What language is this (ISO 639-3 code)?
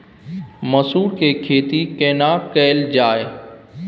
mai